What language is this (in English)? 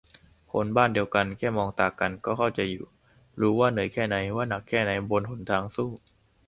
Thai